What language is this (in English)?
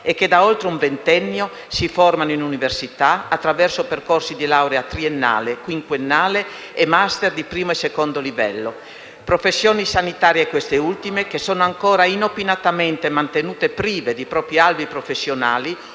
Italian